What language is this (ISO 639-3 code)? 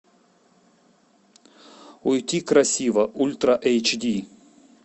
rus